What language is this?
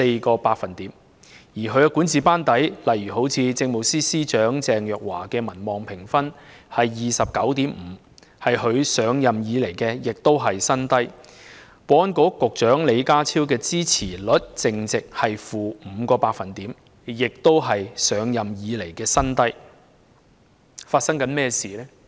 Cantonese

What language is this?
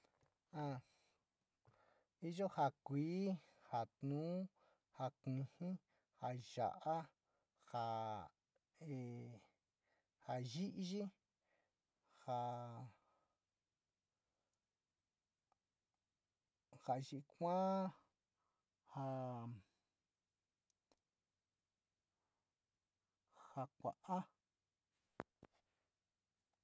Sinicahua Mixtec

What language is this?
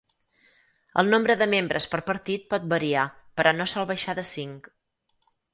Catalan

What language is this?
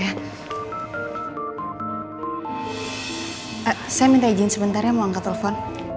Indonesian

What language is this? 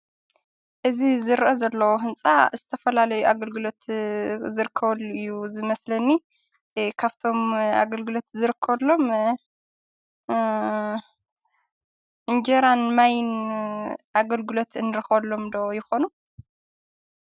Tigrinya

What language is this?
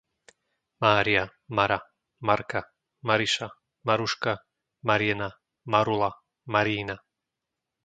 Slovak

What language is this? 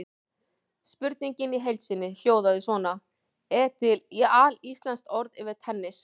Icelandic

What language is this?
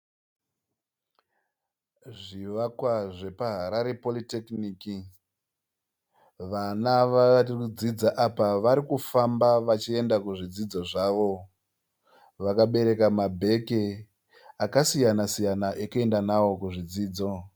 Shona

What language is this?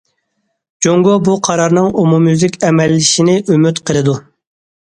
Uyghur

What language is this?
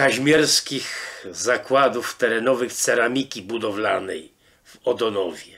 Polish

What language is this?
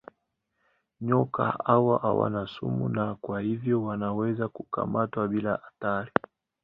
Swahili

